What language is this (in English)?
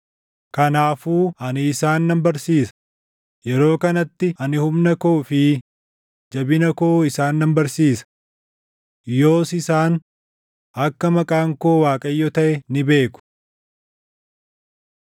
Oromo